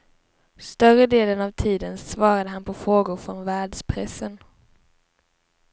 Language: Swedish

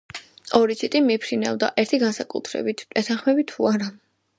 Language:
Georgian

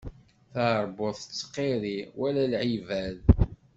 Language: Kabyle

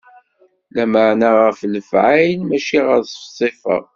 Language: Kabyle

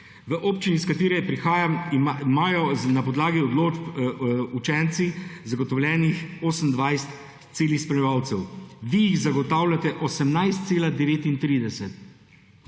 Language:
Slovenian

